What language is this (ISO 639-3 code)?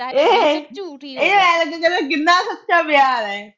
pan